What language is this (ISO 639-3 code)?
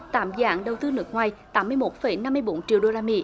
vie